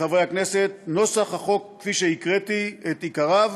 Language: Hebrew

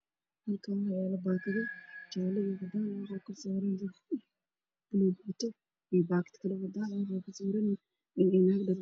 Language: Somali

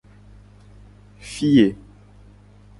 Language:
Gen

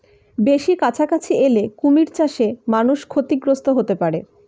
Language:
Bangla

